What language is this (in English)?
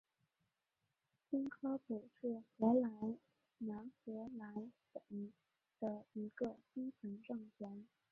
Chinese